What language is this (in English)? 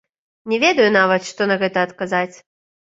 Belarusian